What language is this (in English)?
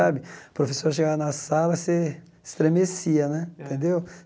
Portuguese